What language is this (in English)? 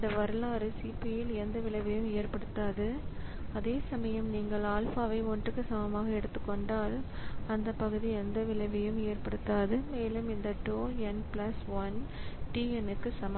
Tamil